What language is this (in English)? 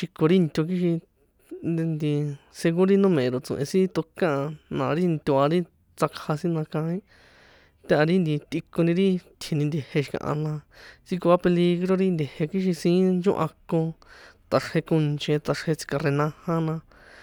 San Juan Atzingo Popoloca